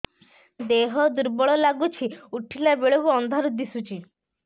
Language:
Odia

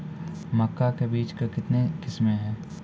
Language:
Maithili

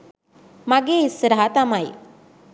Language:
Sinhala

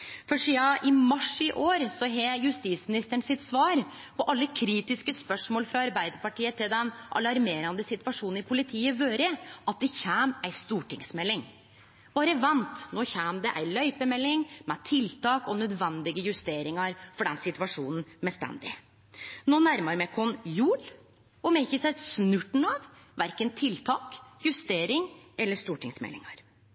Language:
Norwegian Nynorsk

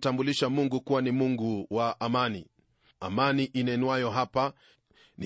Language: Swahili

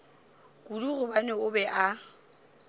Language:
Northern Sotho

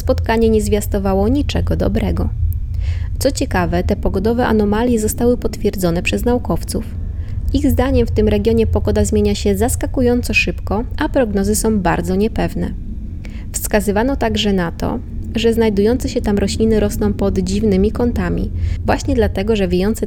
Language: Polish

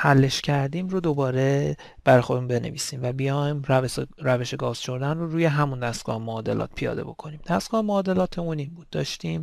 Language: Persian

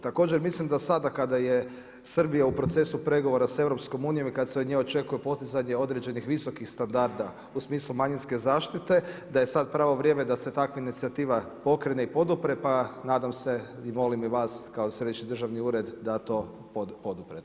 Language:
Croatian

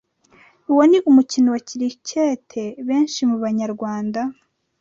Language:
Kinyarwanda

